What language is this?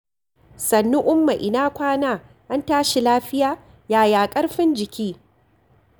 Hausa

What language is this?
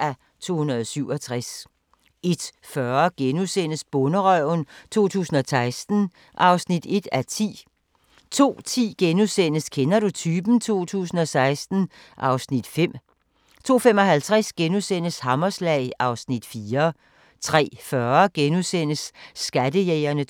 Danish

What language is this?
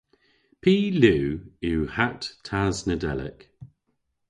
Cornish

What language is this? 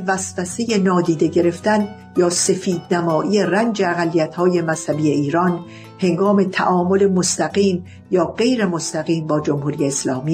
Persian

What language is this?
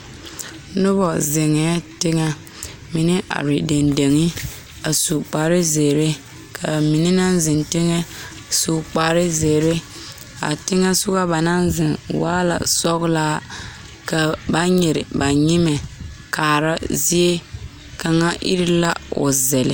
Southern Dagaare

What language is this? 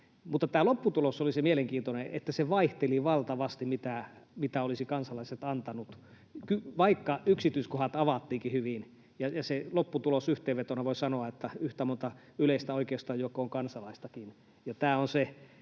Finnish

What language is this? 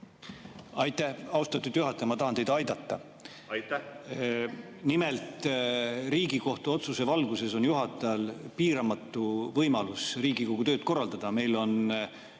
Estonian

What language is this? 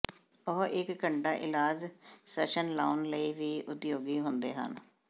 Punjabi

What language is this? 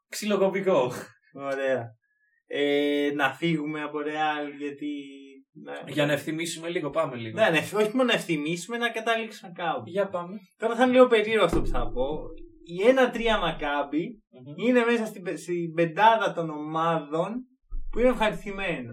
Greek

